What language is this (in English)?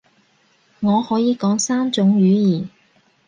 Cantonese